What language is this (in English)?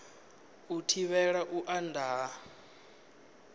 Venda